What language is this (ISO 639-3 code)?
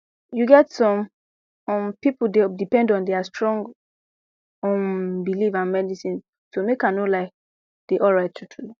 pcm